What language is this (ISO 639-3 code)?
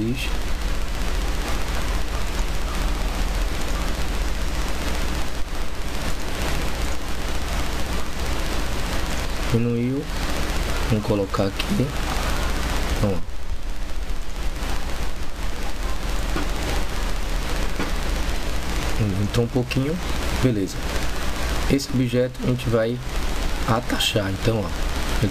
por